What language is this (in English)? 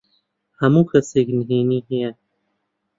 Central Kurdish